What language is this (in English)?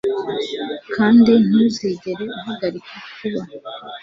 Kinyarwanda